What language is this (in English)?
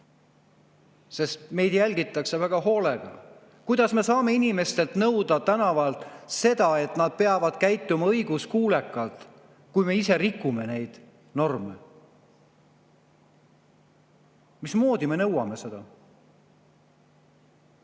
Estonian